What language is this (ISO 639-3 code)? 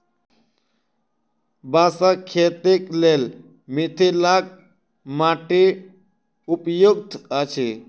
mai